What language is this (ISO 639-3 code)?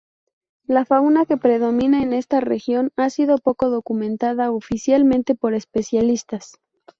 spa